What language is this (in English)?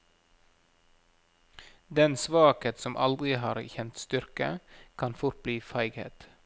Norwegian